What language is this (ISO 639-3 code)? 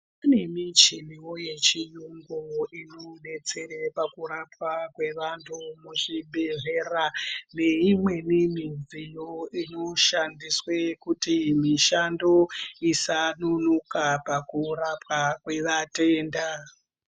ndc